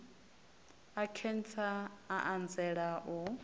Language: Venda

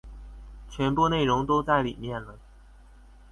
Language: Chinese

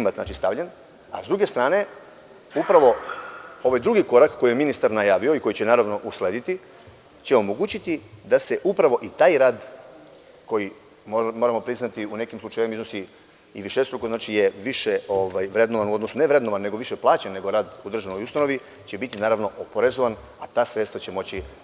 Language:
Serbian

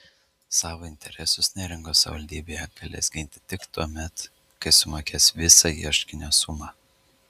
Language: Lithuanian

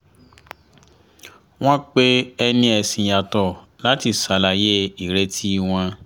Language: Yoruba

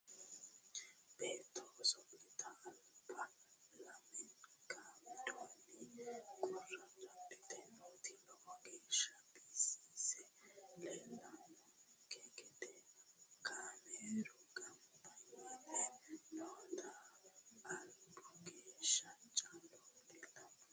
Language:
Sidamo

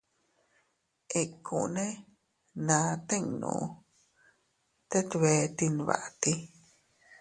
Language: Teutila Cuicatec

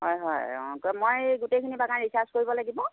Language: Assamese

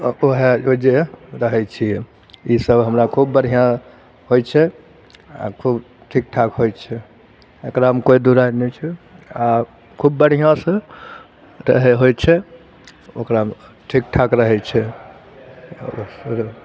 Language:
Maithili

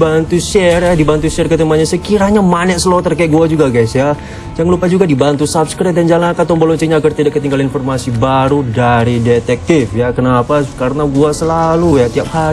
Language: Indonesian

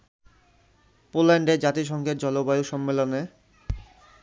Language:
Bangla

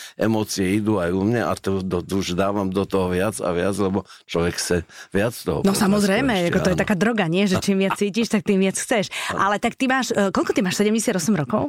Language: Slovak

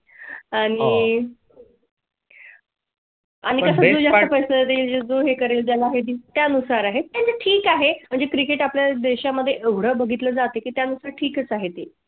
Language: Marathi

